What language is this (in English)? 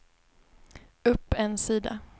Swedish